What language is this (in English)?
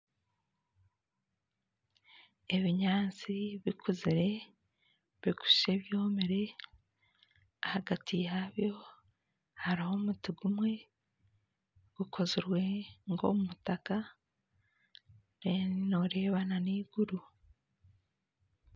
Nyankole